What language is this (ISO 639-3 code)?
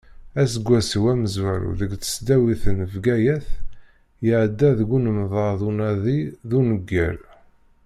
kab